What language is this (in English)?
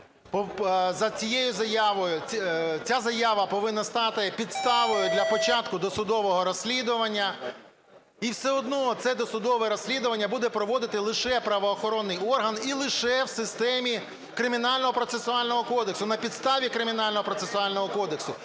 Ukrainian